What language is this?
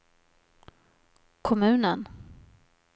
Swedish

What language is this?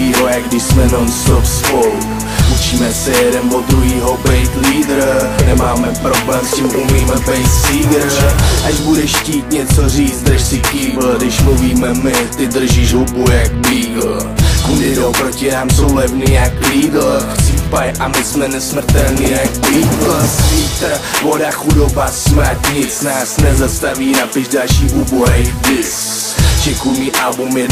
Czech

